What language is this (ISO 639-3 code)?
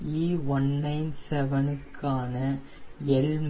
tam